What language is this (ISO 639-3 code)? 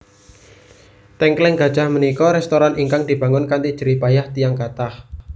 jav